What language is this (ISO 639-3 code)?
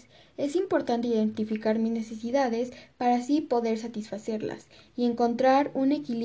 spa